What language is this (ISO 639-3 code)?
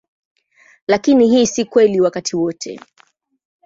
swa